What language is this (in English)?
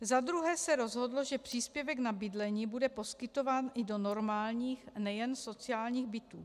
Czech